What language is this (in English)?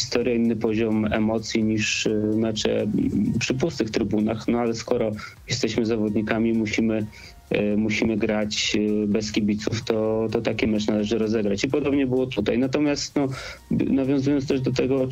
Polish